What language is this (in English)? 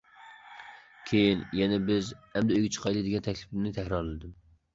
Uyghur